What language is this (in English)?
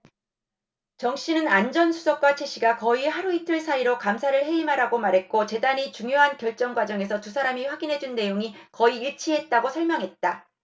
Korean